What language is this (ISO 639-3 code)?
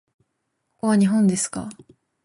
jpn